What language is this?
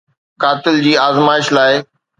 Sindhi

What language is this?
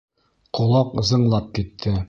Bashkir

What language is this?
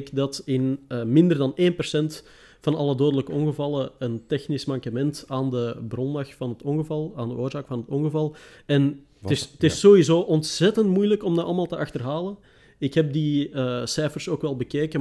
Dutch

